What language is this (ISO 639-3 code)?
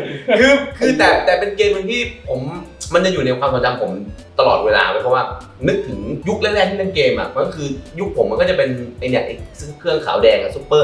tha